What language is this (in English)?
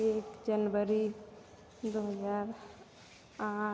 Maithili